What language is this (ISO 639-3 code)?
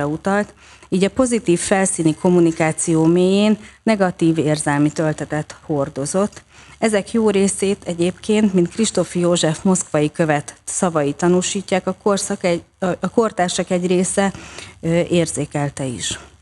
hun